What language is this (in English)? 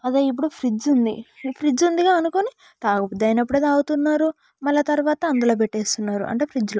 Telugu